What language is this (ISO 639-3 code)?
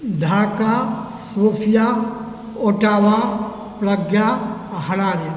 mai